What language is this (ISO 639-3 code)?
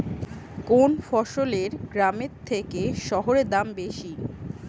ben